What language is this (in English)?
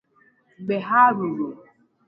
Igbo